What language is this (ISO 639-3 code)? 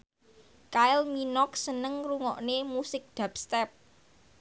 jav